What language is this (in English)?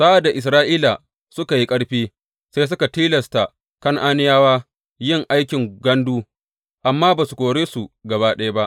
Hausa